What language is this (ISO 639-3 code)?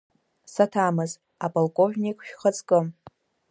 abk